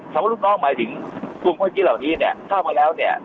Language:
Thai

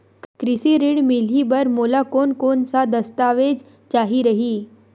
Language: Chhattisgarhi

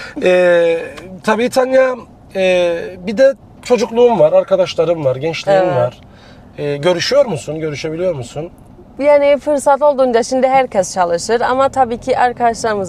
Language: Turkish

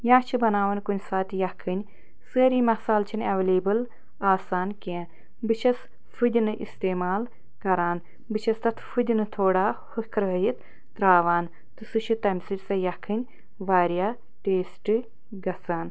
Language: Kashmiri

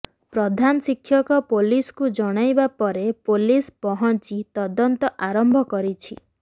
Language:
Odia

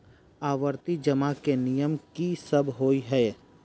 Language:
Maithili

